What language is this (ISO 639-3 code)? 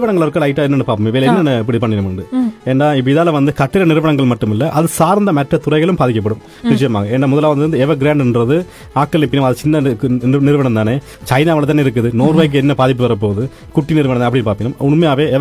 tam